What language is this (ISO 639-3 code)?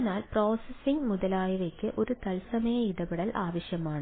mal